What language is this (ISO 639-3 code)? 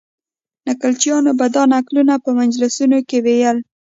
pus